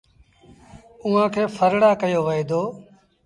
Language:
Sindhi Bhil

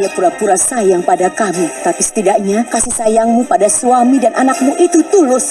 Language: Indonesian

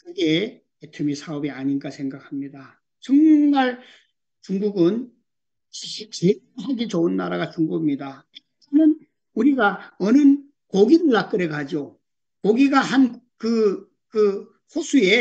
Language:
Korean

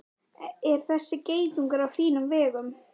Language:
Icelandic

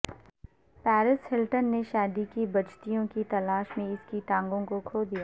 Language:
Urdu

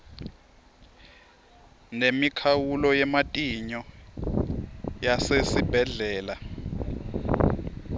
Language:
Swati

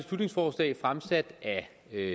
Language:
Danish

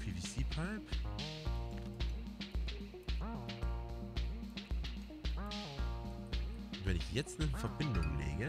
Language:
German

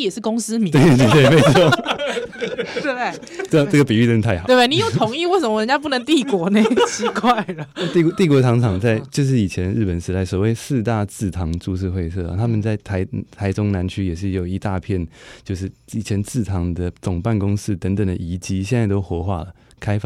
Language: Chinese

